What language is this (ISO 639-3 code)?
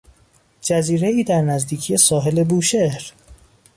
fas